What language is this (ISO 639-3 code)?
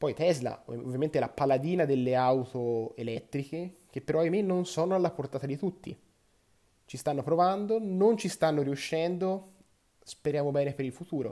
ita